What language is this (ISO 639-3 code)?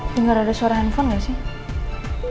ind